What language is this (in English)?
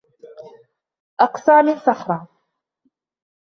Arabic